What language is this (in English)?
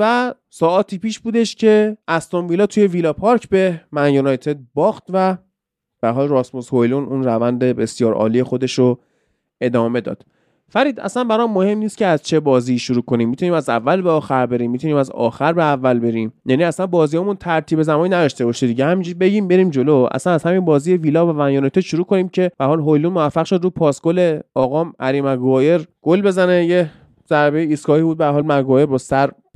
Persian